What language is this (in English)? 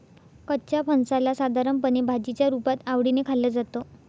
Marathi